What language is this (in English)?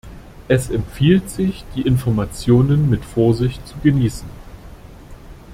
German